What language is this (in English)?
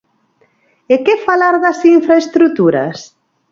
Galician